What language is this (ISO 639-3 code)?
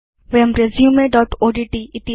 san